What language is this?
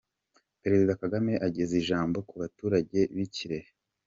Kinyarwanda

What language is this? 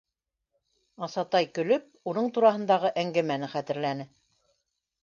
Bashkir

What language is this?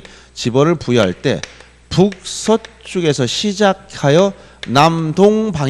Korean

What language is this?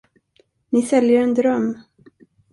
Swedish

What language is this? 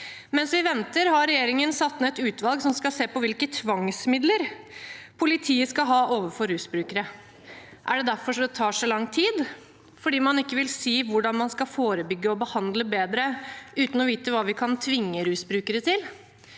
Norwegian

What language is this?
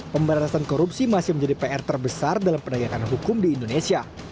Indonesian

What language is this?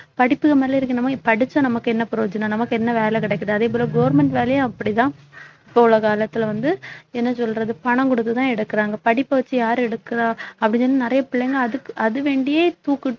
Tamil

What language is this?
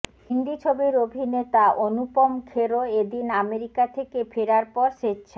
Bangla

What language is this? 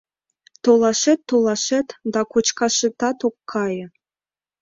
Mari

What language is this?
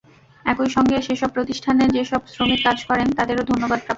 Bangla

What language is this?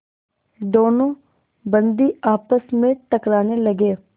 Hindi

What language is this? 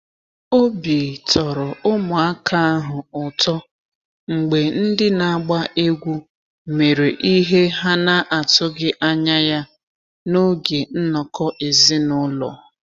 Igbo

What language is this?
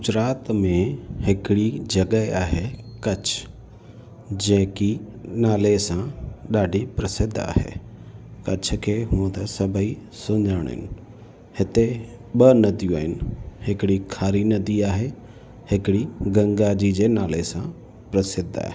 Sindhi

